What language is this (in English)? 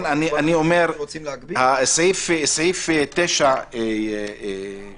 Hebrew